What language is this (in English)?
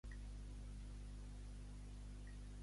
Catalan